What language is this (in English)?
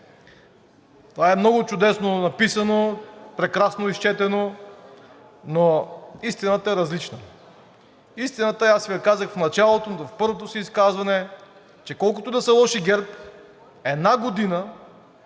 Bulgarian